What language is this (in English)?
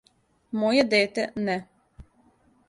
Serbian